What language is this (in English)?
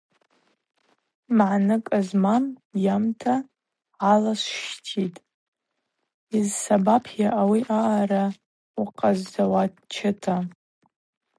Abaza